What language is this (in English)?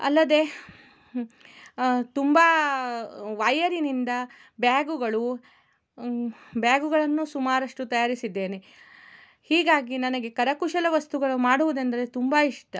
Kannada